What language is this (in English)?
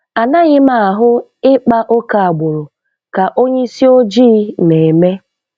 Igbo